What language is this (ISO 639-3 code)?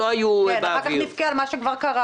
heb